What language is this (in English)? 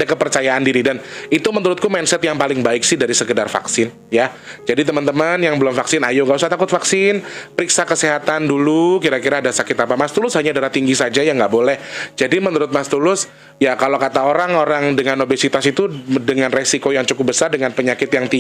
Indonesian